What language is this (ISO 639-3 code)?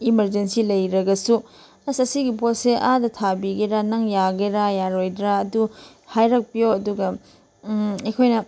mni